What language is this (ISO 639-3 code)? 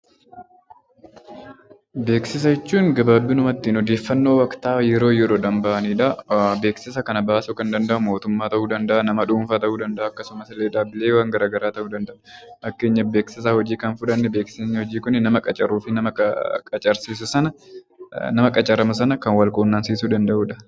orm